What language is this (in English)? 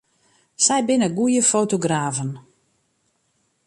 Western Frisian